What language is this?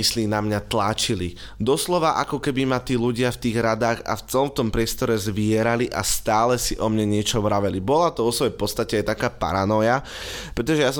Slovak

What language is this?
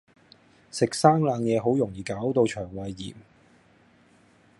Cantonese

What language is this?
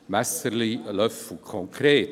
Swiss German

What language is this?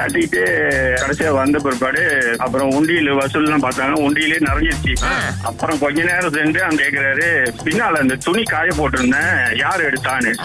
Tamil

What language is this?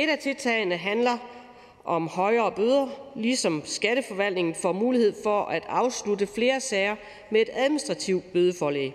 Danish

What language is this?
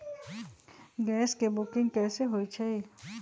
Magahi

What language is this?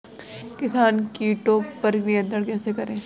Hindi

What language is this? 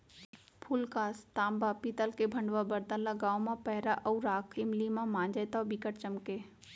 Chhattisgarhi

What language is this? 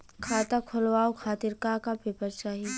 Bhojpuri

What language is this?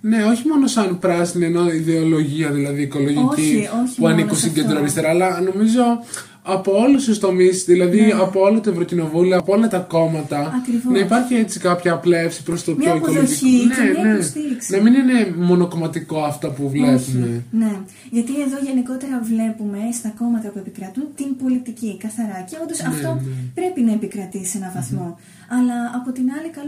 Greek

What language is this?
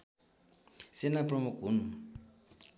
Nepali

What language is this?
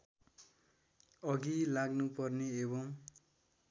Nepali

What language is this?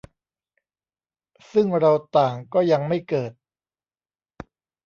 Thai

